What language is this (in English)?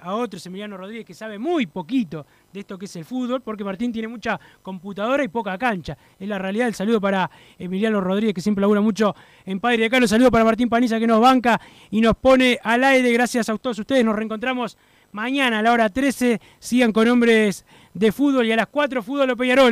Spanish